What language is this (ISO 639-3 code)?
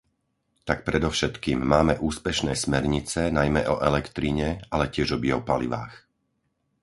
slk